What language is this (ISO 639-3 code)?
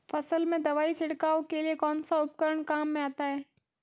hin